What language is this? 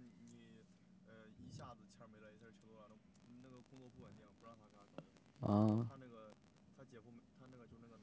Chinese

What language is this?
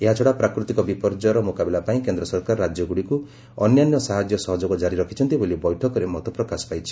Odia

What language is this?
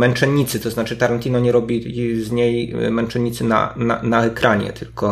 Polish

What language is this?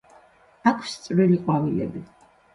Georgian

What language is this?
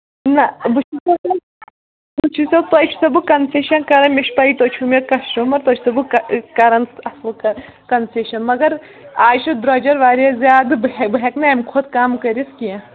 Kashmiri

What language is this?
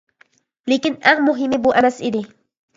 Uyghur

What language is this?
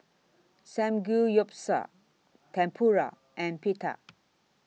English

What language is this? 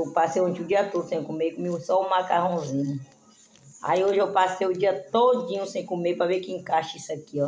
Portuguese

